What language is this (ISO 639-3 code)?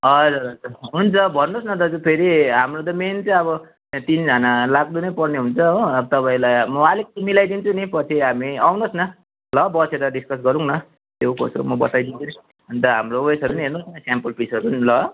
nep